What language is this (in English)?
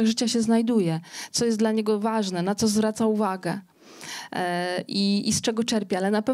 Polish